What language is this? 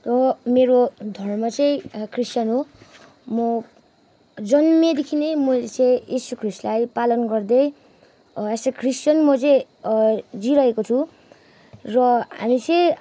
Nepali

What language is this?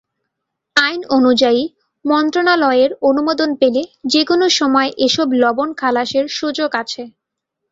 Bangla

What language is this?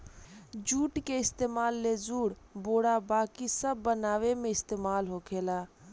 Bhojpuri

